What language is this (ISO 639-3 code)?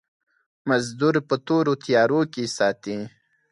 pus